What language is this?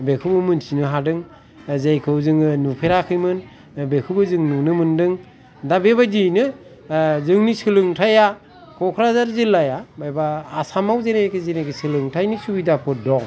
Bodo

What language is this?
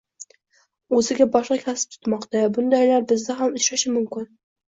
Uzbek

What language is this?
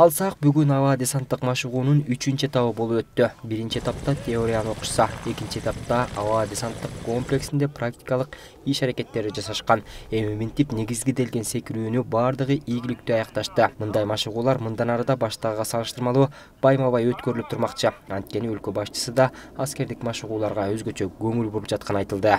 Turkish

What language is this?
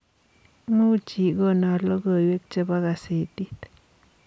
Kalenjin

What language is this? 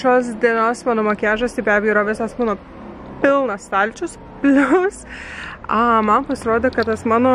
Lithuanian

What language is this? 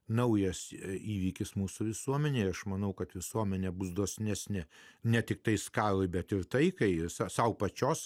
Lithuanian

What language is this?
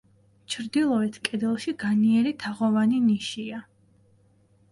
Georgian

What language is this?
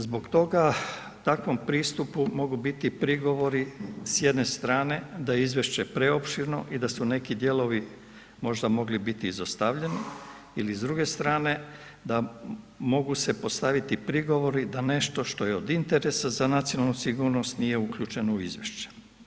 Croatian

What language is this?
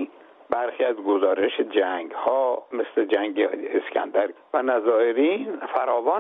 Persian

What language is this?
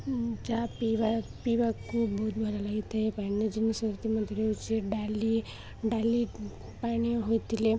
Odia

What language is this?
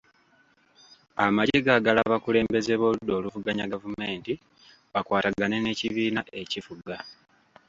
Ganda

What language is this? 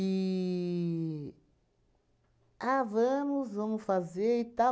Portuguese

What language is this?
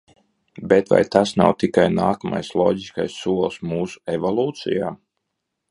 Latvian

